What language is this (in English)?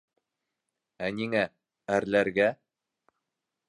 Bashkir